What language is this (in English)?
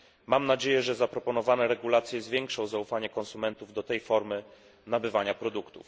Polish